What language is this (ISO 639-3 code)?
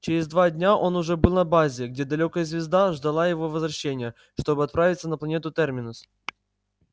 rus